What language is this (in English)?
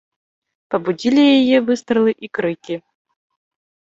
Belarusian